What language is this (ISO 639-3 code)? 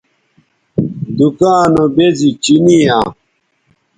btv